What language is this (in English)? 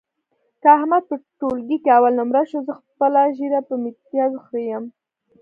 Pashto